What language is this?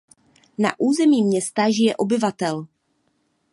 Czech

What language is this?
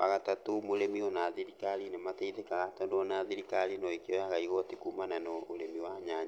Kikuyu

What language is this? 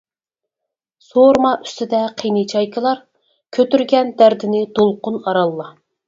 Uyghur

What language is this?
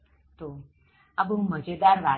Gujarati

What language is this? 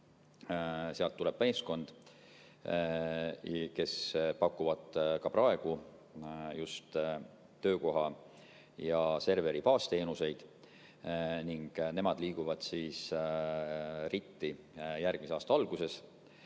Estonian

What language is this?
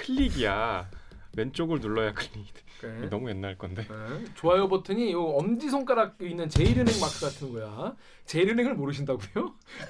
Korean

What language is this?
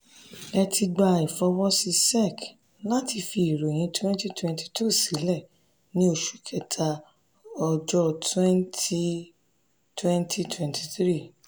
Yoruba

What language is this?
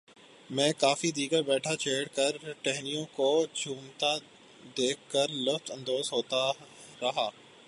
Urdu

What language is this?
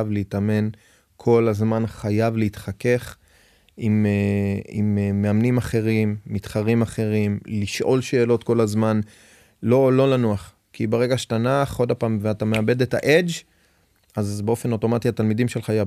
Hebrew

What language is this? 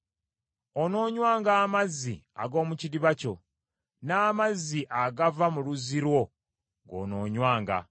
Ganda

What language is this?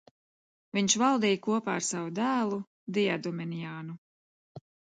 Latvian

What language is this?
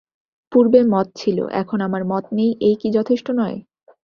Bangla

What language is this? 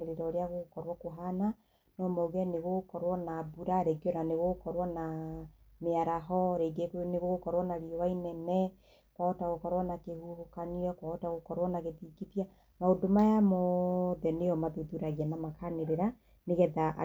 Kikuyu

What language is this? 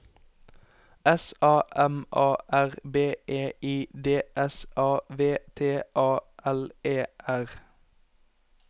Norwegian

